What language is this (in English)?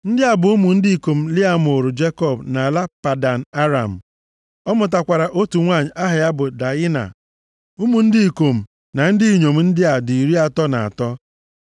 Igbo